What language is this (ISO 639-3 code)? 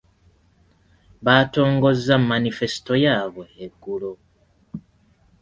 lug